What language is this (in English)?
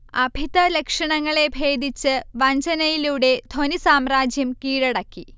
Malayalam